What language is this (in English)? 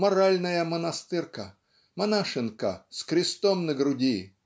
Russian